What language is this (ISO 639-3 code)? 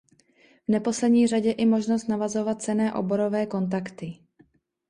ces